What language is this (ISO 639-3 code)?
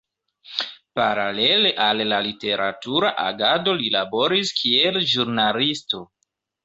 epo